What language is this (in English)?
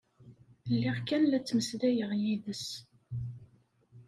Kabyle